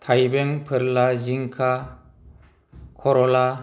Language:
Bodo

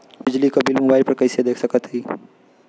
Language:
Bhojpuri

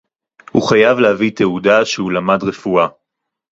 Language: Hebrew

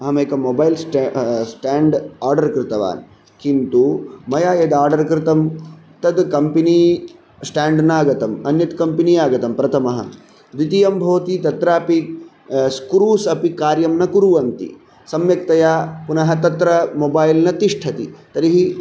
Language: Sanskrit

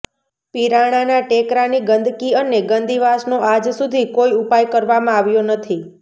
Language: Gujarati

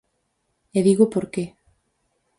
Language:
Galician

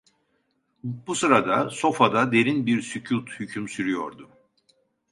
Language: Turkish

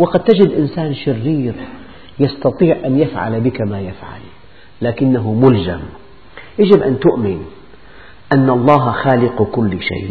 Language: Arabic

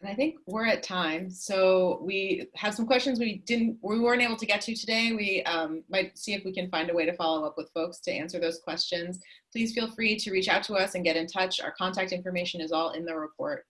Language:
English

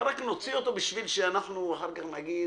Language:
Hebrew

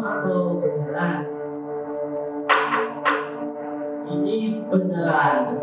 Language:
Indonesian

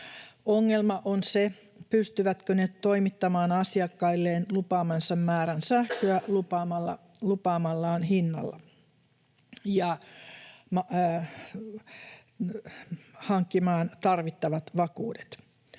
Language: Finnish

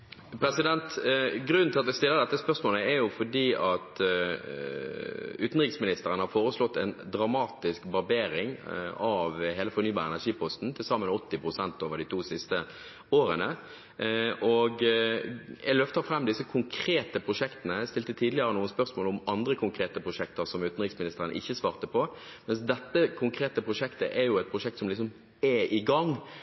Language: Norwegian Bokmål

